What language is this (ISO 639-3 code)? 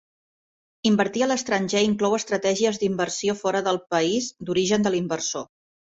cat